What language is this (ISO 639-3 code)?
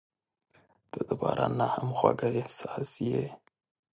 pus